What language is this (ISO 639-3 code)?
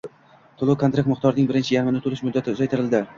uzb